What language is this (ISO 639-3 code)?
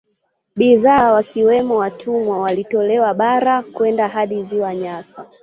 swa